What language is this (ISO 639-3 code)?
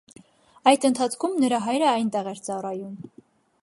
hye